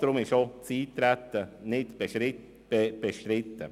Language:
Swiss German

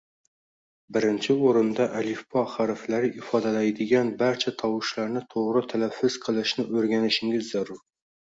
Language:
Uzbek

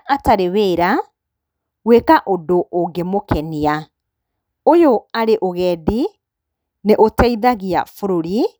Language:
Kikuyu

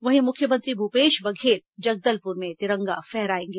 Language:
Hindi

